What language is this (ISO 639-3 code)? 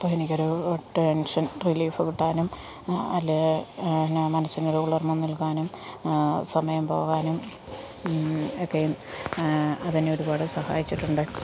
mal